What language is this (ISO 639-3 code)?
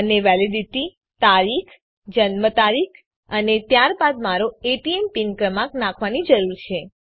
guj